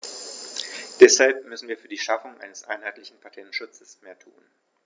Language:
German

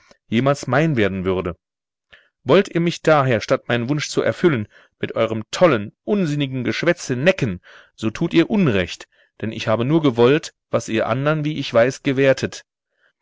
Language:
German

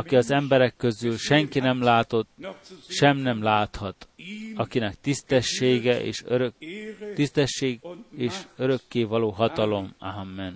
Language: Hungarian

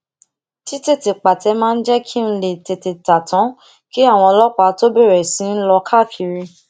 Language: Yoruba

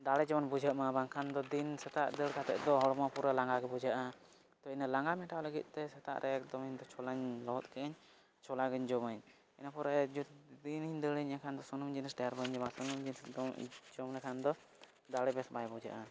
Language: Santali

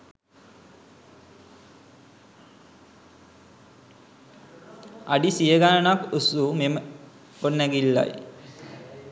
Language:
Sinhala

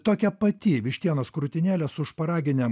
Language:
Lithuanian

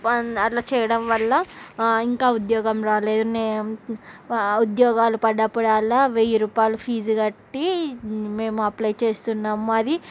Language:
Telugu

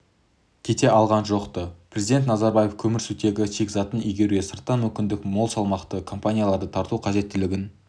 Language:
Kazakh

